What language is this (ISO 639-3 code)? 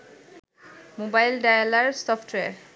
ben